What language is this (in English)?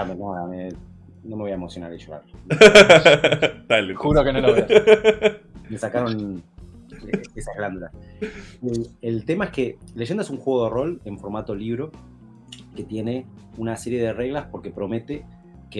Spanish